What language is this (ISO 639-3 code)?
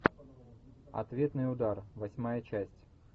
rus